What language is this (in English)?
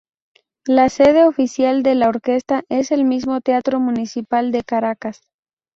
Spanish